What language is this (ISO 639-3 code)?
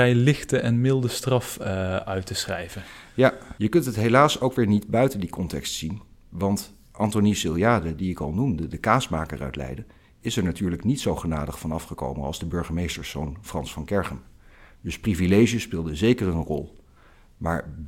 nld